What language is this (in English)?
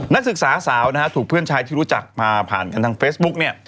Thai